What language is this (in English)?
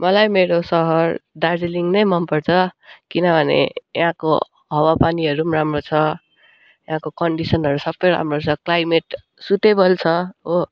Nepali